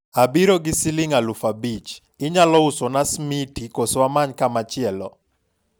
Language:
Luo (Kenya and Tanzania)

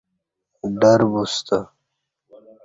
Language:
Kati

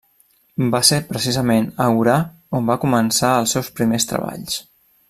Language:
Catalan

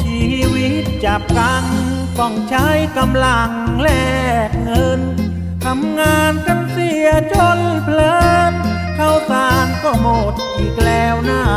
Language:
Thai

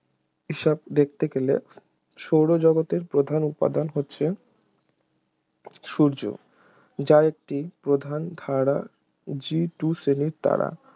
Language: Bangla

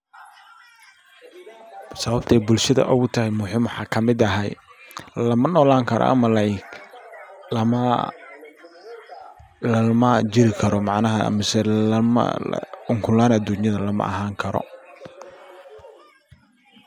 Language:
Somali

